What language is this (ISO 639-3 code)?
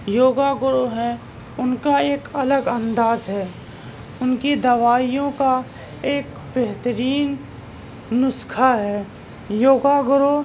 urd